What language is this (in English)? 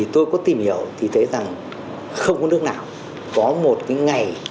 Vietnamese